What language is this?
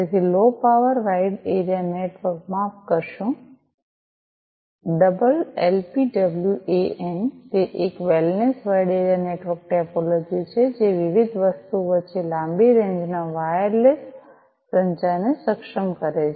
Gujarati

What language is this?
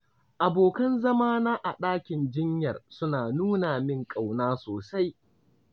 Hausa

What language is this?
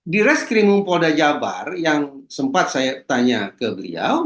Indonesian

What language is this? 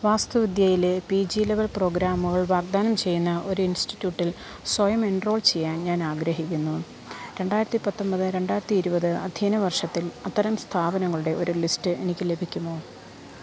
Malayalam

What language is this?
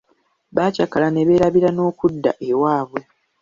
Ganda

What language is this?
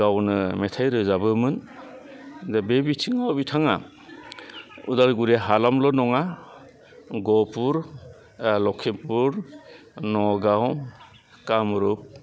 Bodo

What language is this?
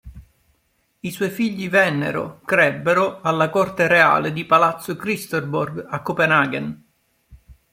Italian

